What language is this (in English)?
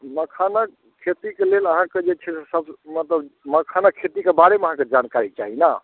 Maithili